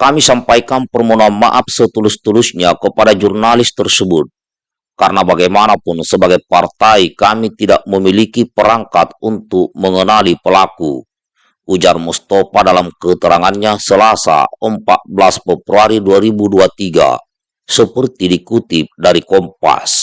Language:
Indonesian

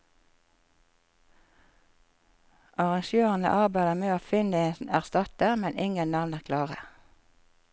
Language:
Norwegian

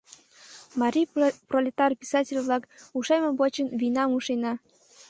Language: Mari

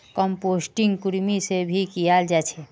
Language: Magahi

